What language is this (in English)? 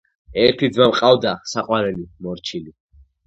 Georgian